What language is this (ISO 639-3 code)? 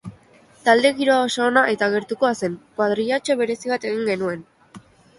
eus